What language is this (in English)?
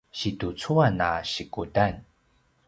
Paiwan